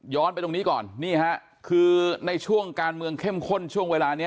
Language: Thai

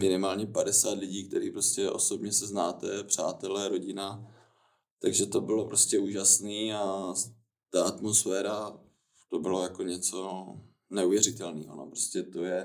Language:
Czech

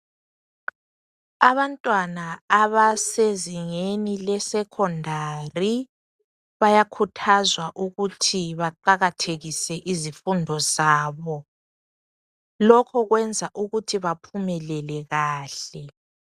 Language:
North Ndebele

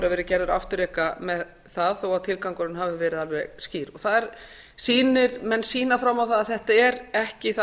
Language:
Icelandic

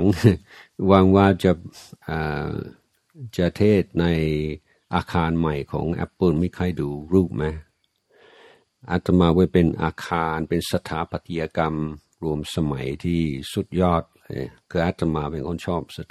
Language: Thai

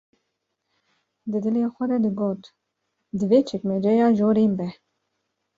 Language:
Kurdish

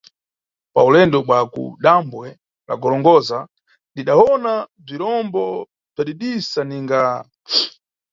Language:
Nyungwe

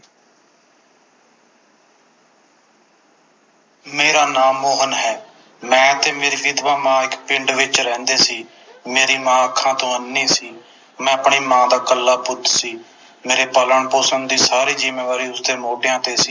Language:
Punjabi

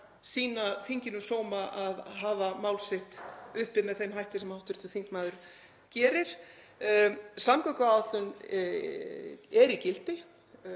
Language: Icelandic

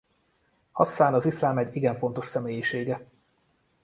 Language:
Hungarian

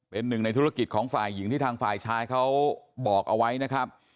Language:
Thai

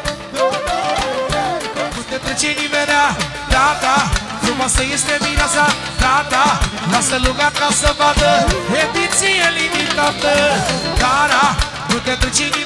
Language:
Romanian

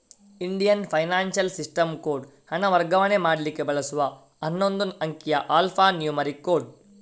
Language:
Kannada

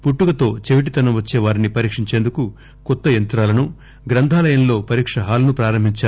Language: Telugu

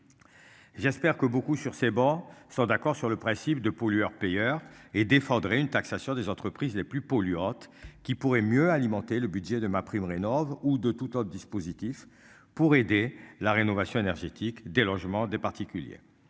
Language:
French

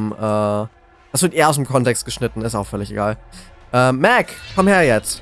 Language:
German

